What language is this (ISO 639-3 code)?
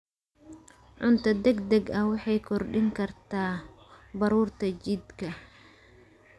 som